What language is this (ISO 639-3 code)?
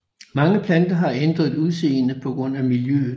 dan